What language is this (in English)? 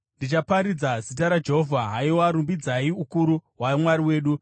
Shona